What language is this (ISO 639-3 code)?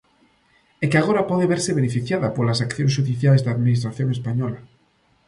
glg